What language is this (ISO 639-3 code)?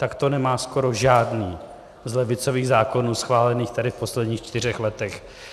ces